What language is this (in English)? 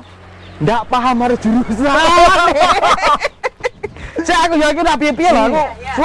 Indonesian